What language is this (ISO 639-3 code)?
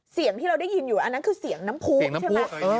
tha